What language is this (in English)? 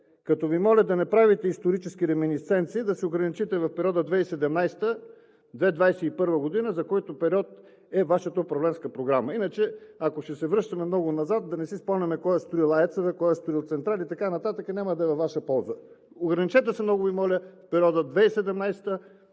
Bulgarian